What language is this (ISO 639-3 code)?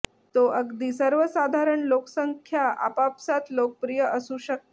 mar